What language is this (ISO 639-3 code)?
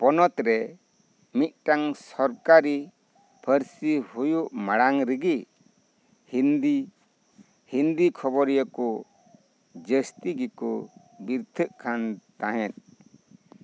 sat